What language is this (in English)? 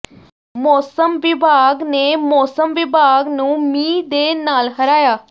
Punjabi